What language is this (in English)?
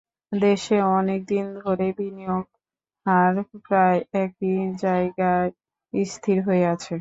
Bangla